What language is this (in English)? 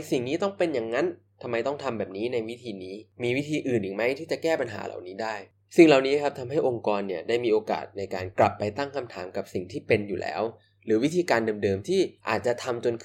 Thai